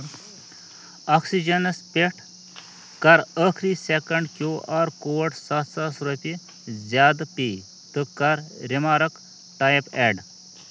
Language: Kashmiri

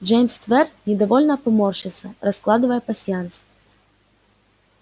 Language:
Russian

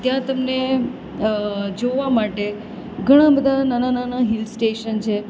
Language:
Gujarati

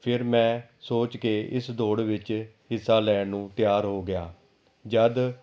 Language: Punjabi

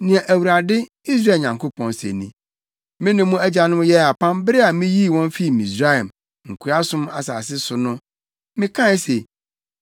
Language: Akan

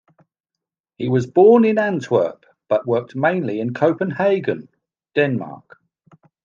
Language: English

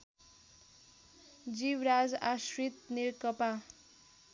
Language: Nepali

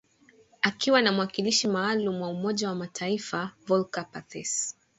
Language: Swahili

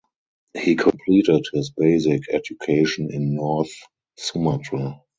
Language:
English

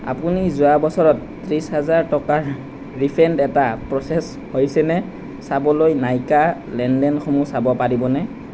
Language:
Assamese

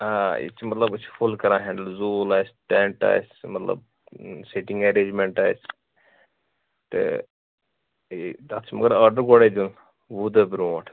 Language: Kashmiri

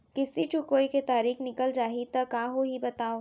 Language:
Chhattisgarhi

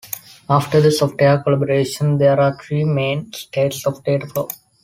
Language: English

